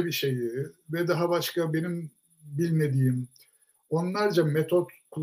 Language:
Turkish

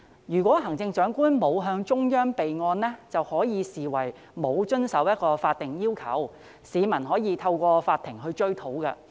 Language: Cantonese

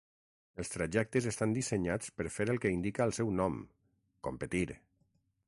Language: Catalan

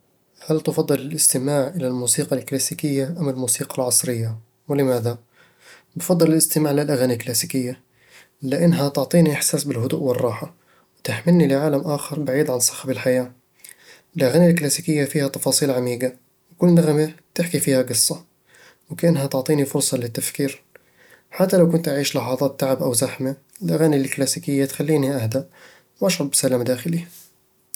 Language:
Eastern Egyptian Bedawi Arabic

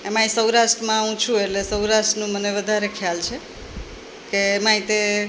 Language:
Gujarati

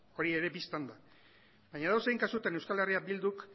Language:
Basque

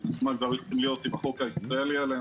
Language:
Hebrew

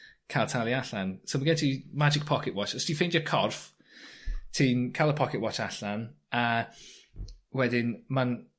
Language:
Welsh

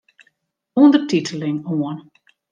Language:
Western Frisian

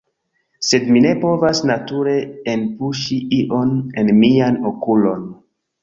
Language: Esperanto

